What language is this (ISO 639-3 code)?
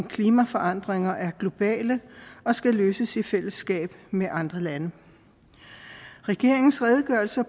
dan